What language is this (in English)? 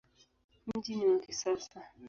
Swahili